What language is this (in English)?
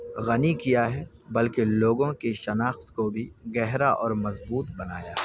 Urdu